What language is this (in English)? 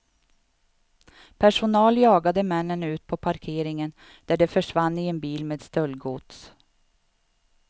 Swedish